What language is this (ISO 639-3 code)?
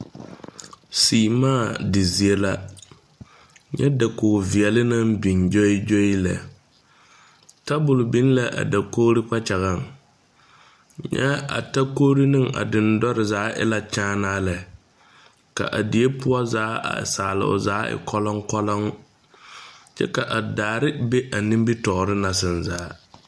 dga